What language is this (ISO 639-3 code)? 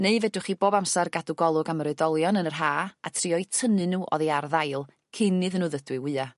cym